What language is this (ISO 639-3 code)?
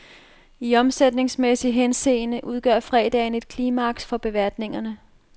dan